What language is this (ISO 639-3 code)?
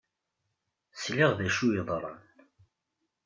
kab